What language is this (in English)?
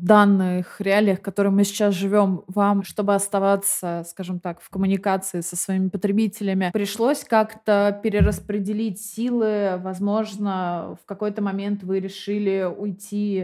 Russian